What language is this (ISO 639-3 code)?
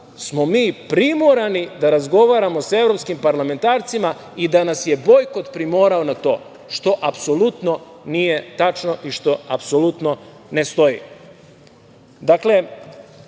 srp